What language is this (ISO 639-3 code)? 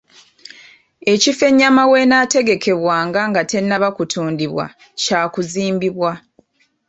lug